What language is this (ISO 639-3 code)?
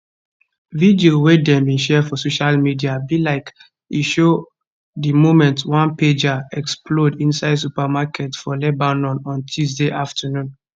pcm